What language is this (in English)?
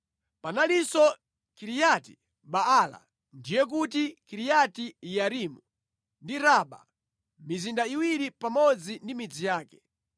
Nyanja